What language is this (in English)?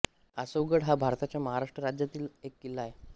Marathi